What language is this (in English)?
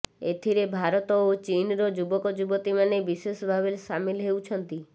Odia